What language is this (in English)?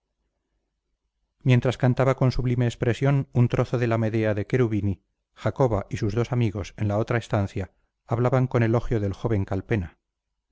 Spanish